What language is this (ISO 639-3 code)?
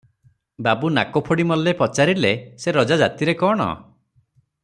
ori